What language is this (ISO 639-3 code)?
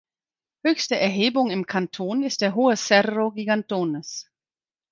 deu